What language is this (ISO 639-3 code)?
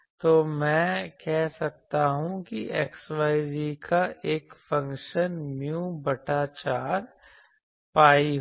hin